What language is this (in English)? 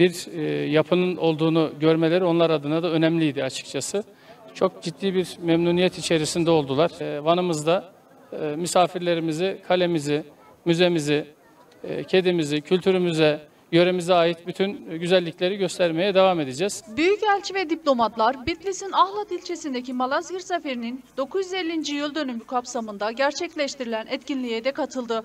Turkish